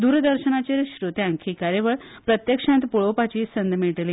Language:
Konkani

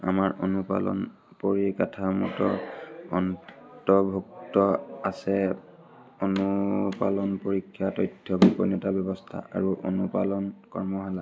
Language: Assamese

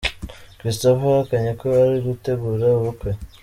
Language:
Kinyarwanda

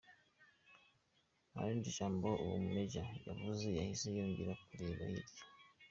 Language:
Kinyarwanda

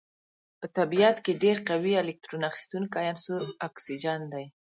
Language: Pashto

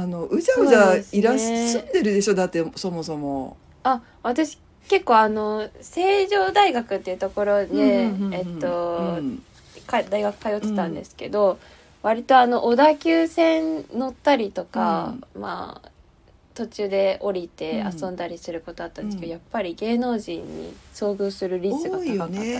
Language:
Japanese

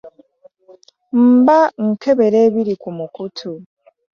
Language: Ganda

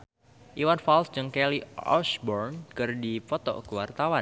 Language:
Sundanese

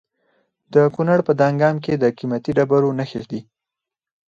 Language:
Pashto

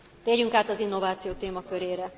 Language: Hungarian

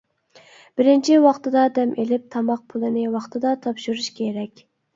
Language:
Uyghur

